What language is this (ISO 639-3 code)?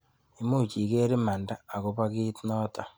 kln